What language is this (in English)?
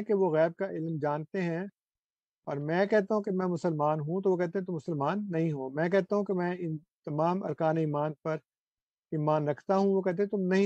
Urdu